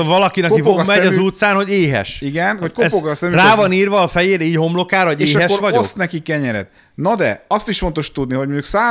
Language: Hungarian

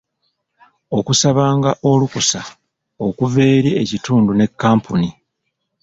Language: Ganda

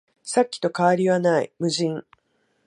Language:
Japanese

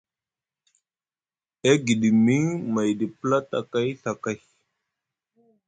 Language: Musgu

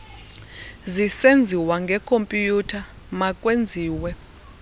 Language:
Xhosa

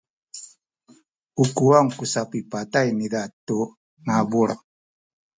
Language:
Sakizaya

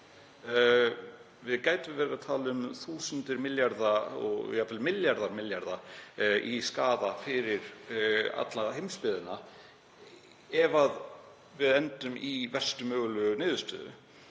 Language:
Icelandic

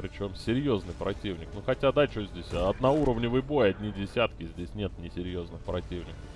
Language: Russian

